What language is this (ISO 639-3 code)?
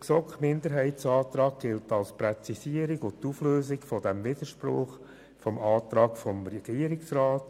gsw